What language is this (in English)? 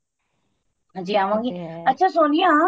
Punjabi